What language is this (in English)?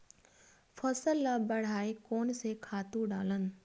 Chhattisgarhi